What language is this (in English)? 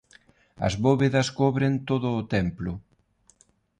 Galician